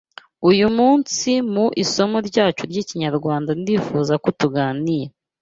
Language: Kinyarwanda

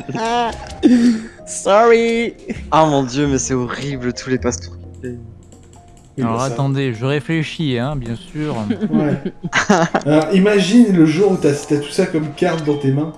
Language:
French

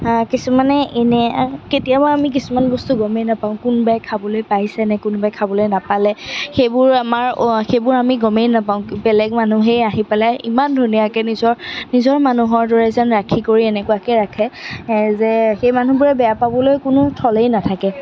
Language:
Assamese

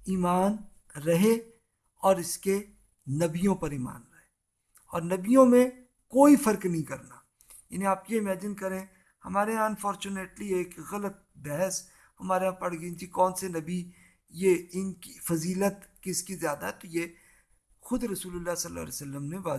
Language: Urdu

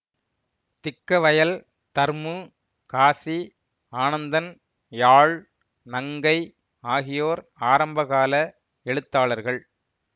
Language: Tamil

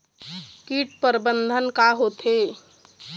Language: Chhattisgarhi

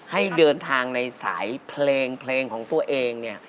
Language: Thai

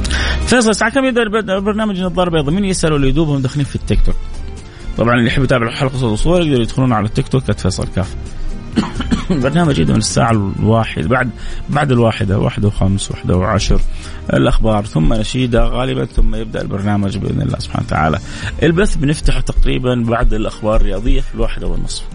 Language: Arabic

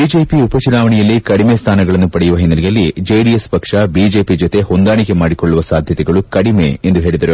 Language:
Kannada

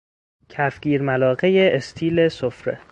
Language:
Persian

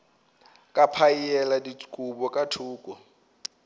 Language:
Northern Sotho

